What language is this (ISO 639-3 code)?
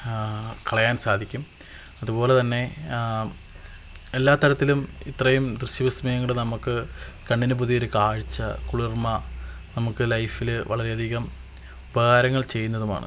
mal